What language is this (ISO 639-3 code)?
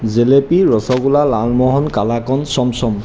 asm